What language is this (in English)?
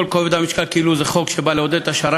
Hebrew